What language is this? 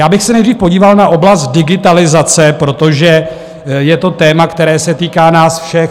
Czech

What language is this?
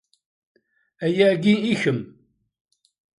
Kabyle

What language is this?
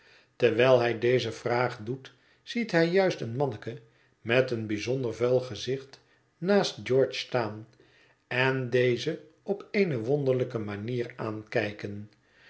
Dutch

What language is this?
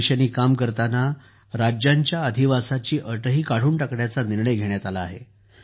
Marathi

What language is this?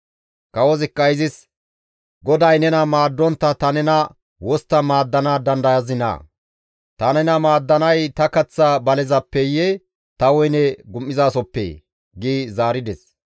Gamo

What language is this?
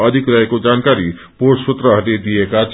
Nepali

